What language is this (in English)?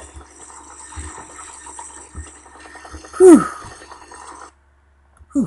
English